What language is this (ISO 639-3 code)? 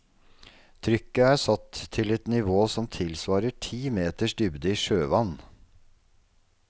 nor